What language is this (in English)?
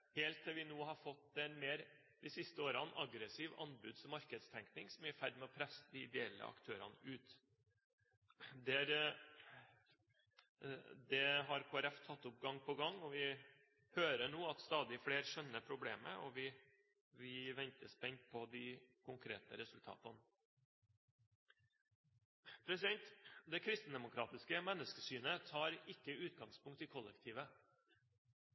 Norwegian Bokmål